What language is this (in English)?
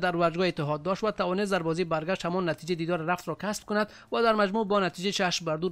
Persian